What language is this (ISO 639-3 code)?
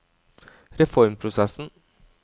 nor